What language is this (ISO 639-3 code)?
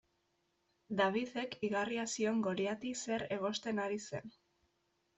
eus